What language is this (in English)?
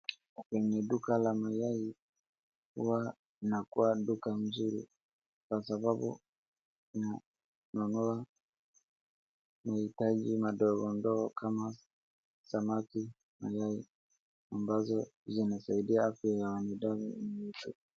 Swahili